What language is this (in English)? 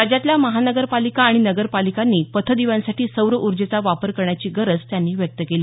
Marathi